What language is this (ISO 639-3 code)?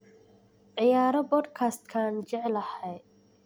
som